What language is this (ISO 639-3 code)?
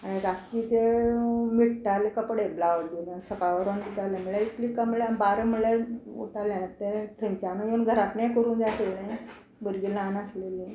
kok